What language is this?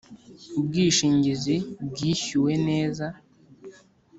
Kinyarwanda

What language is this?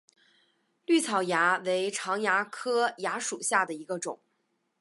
Chinese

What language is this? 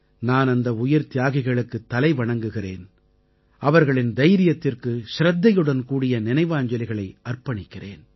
Tamil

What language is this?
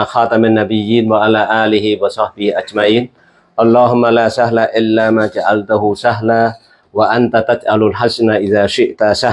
Indonesian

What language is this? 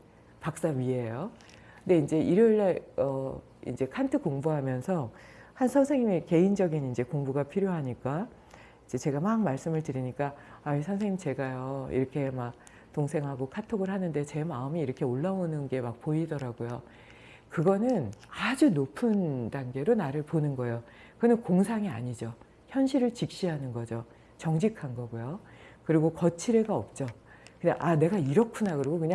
Korean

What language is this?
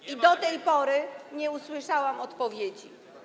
Polish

